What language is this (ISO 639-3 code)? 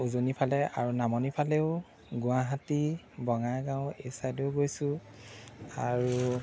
asm